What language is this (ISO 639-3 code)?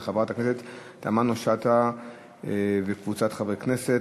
heb